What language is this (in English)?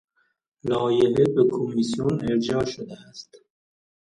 Persian